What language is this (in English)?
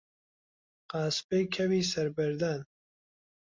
Central Kurdish